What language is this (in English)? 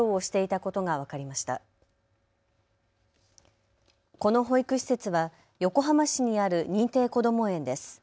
Japanese